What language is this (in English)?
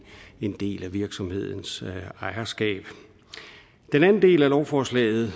Danish